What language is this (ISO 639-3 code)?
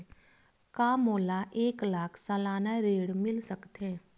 hne